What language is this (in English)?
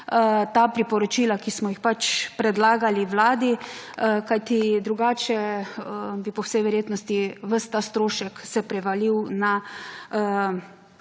Slovenian